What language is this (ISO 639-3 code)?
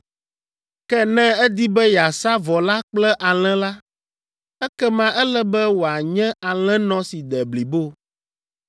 ewe